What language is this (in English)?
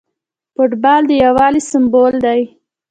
Pashto